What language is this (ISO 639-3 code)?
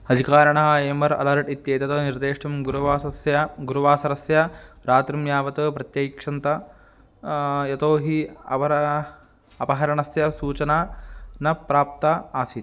san